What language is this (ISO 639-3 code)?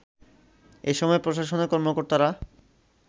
ben